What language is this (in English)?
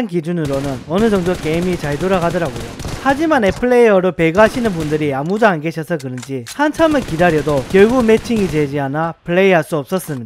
Korean